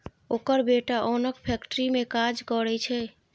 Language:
Maithili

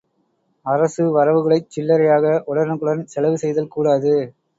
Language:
Tamil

